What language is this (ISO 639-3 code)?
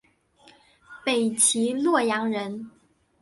zho